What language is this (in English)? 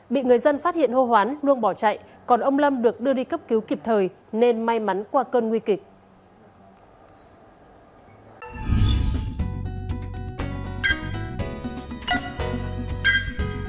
Vietnamese